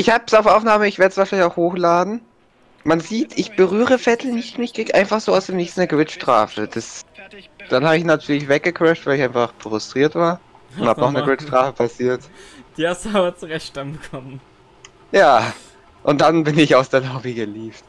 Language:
German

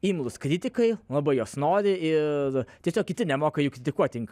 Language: Lithuanian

